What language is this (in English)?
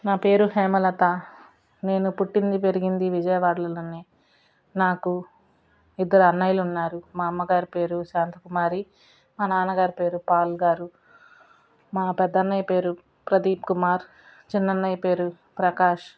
Telugu